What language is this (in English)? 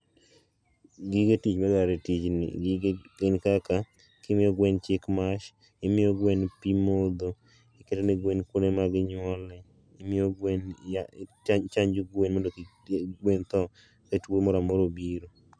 Luo (Kenya and Tanzania)